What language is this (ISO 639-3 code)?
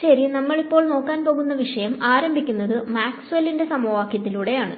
mal